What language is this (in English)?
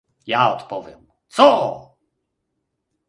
Polish